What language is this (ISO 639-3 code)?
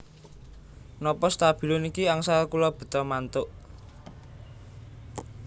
jav